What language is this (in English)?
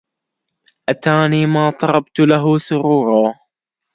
Arabic